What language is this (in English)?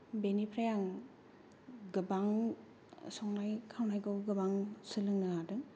Bodo